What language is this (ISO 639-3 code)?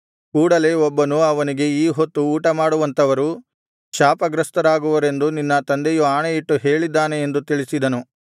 kan